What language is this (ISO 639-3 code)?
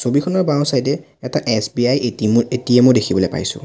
asm